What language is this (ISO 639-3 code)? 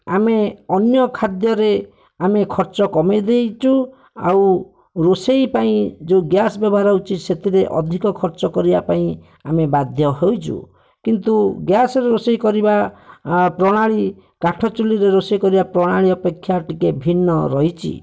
ori